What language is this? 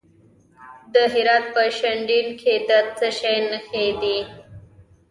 Pashto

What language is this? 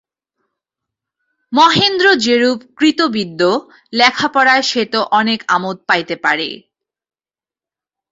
Bangla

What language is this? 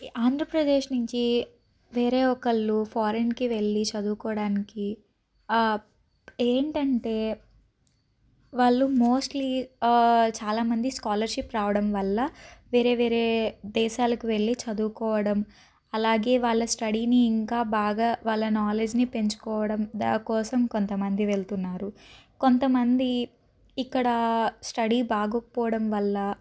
Telugu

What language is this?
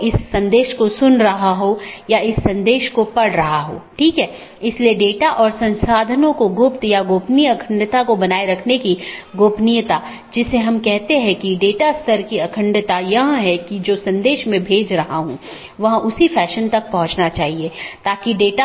Hindi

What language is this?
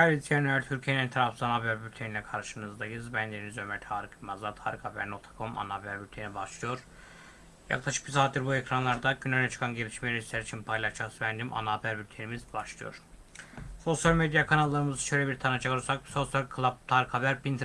Turkish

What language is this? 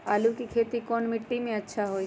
Magahi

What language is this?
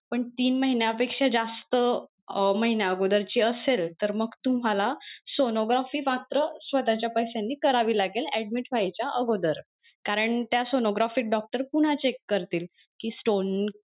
Marathi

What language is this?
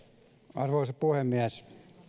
Finnish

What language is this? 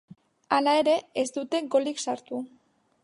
Basque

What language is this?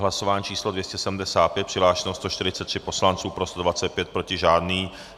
Czech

